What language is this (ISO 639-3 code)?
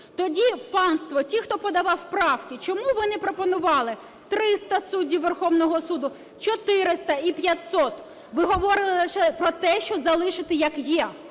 ukr